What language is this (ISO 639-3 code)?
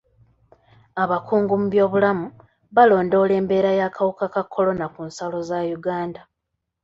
lug